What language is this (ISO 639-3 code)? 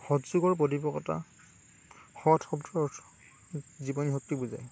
asm